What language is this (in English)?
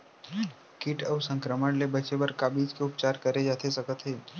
Chhattisgarhi